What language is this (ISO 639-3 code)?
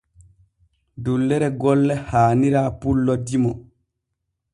fue